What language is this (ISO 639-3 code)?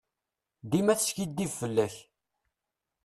kab